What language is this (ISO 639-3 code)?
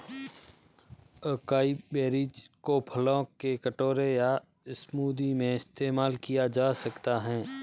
hin